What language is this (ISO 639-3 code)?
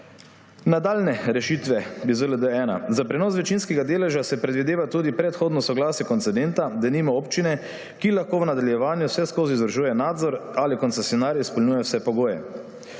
slv